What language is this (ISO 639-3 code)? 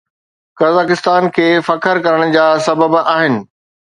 snd